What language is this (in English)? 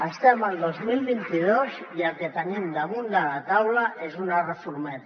Catalan